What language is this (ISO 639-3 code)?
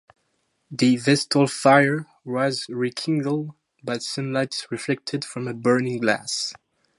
eng